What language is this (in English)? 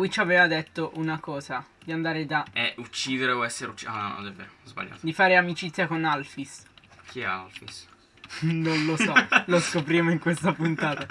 Italian